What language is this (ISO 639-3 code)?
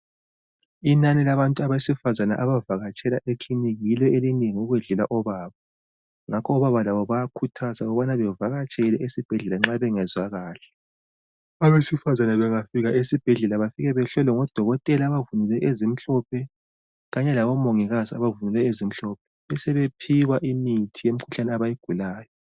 nde